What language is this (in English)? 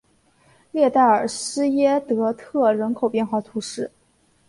Chinese